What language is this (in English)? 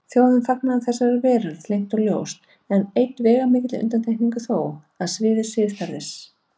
Icelandic